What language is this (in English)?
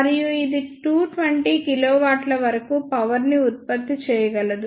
Telugu